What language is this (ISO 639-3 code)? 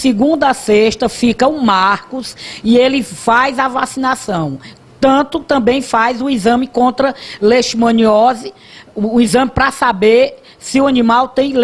por